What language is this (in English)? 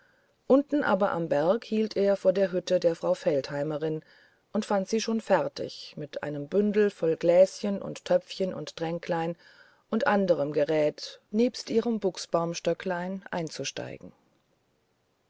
German